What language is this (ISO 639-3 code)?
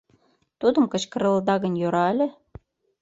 chm